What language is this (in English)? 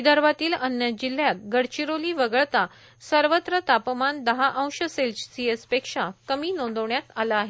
Marathi